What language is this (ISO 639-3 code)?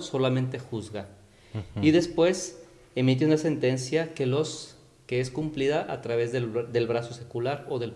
spa